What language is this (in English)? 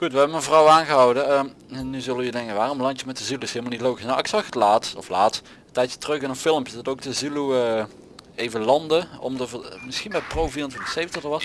Dutch